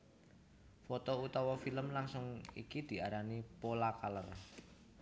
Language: Javanese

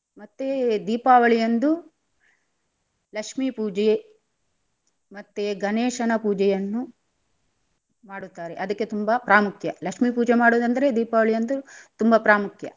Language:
Kannada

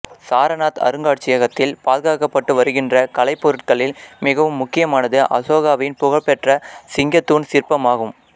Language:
Tamil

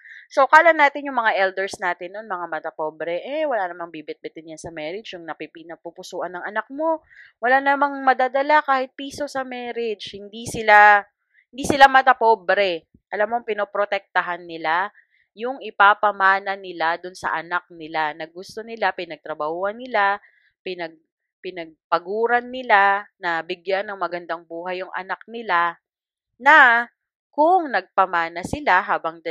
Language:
Filipino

